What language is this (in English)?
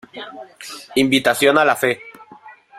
Spanish